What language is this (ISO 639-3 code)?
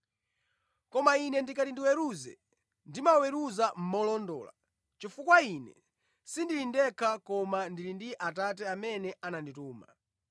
nya